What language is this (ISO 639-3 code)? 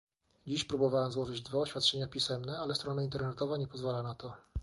pol